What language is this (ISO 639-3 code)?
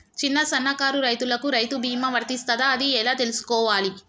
tel